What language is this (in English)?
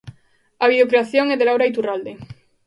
Galician